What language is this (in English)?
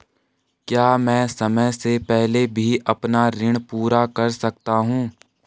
Hindi